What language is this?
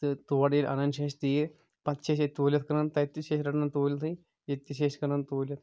Kashmiri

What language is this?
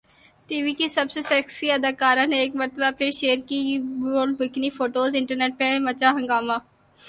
Urdu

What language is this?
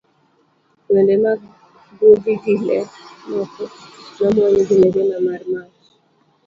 Luo (Kenya and Tanzania)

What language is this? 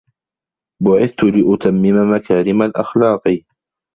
Arabic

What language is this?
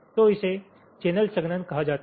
Hindi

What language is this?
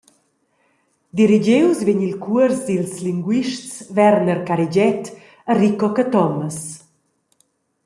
Romansh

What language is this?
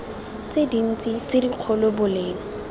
Tswana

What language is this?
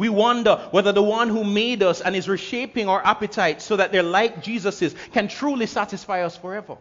English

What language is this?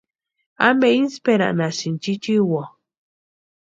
Western Highland Purepecha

